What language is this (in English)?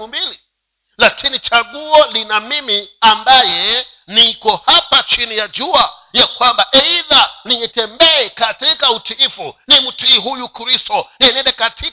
Swahili